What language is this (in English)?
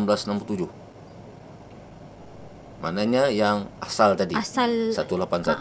Malay